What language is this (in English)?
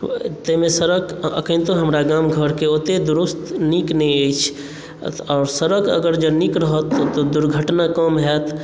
Maithili